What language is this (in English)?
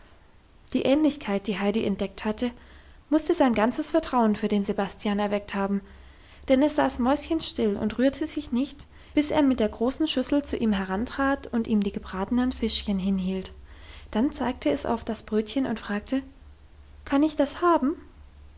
German